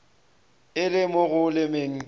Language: Northern Sotho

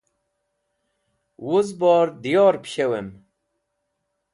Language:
Wakhi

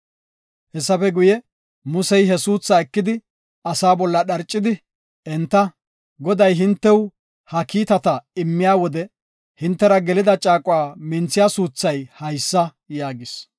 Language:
Gofa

